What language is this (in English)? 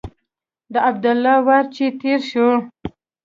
Pashto